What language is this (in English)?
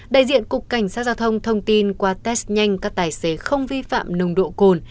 Vietnamese